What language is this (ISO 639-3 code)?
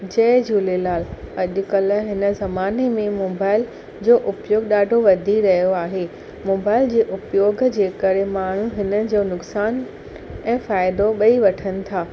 snd